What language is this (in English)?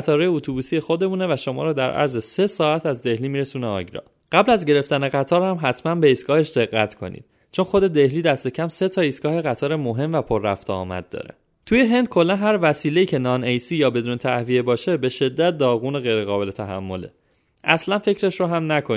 Persian